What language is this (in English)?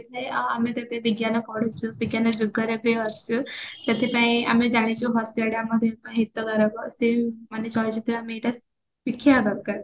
Odia